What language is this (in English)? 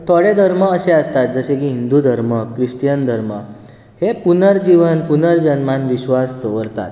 Konkani